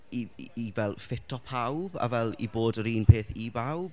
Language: Welsh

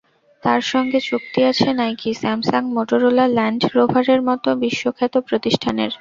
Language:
Bangla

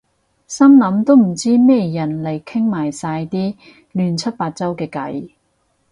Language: Cantonese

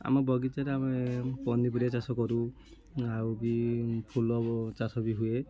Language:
Odia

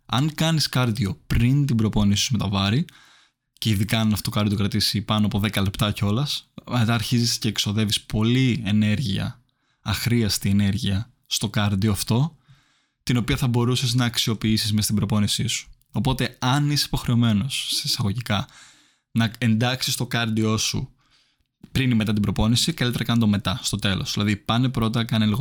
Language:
Greek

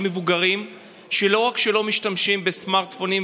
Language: Hebrew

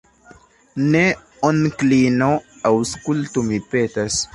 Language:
Esperanto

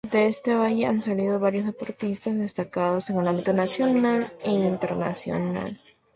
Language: Spanish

